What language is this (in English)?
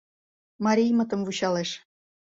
Mari